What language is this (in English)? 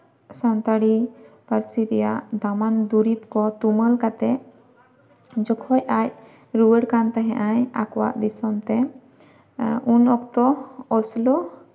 Santali